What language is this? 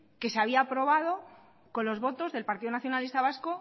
Spanish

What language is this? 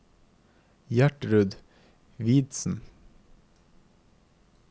Norwegian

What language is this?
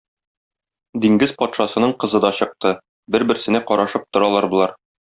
Tatar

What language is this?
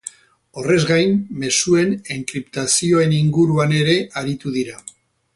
Basque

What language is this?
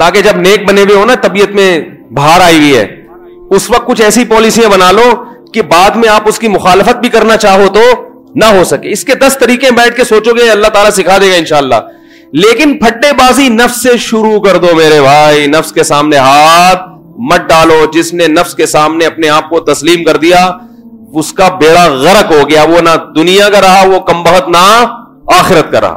Urdu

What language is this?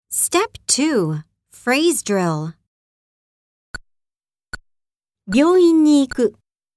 Japanese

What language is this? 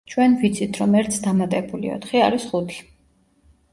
Georgian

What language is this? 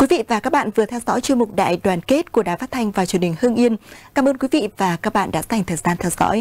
Vietnamese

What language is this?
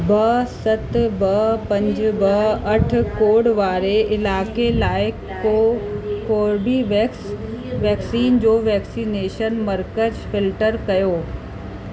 Sindhi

